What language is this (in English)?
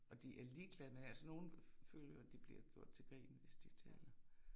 Danish